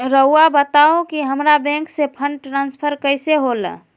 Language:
Magahi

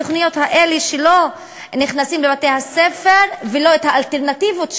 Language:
Hebrew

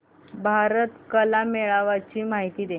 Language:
Marathi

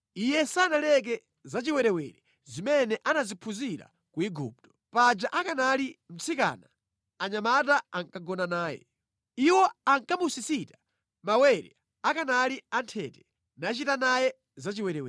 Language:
Nyanja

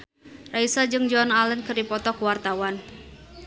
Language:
Sundanese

